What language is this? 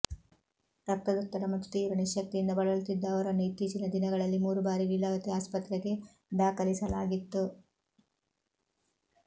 Kannada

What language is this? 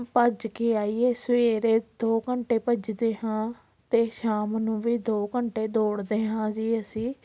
Punjabi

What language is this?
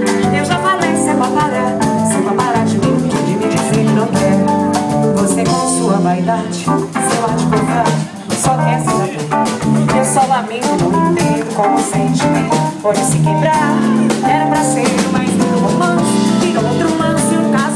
Portuguese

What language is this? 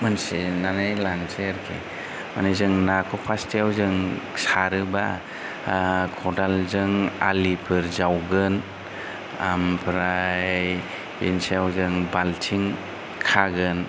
Bodo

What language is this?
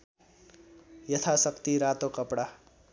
Nepali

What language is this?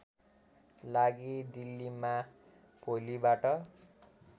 Nepali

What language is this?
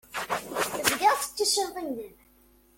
Kabyle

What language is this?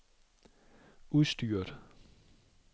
Danish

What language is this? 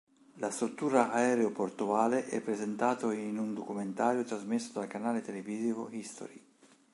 Italian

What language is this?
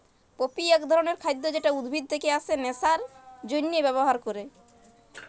Bangla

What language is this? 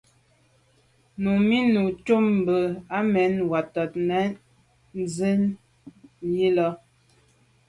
Medumba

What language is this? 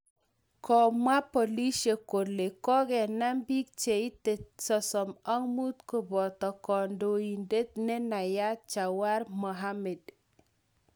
Kalenjin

